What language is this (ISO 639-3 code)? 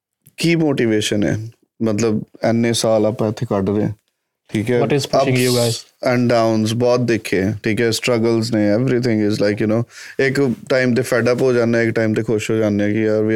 pan